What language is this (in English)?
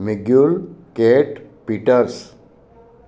Sindhi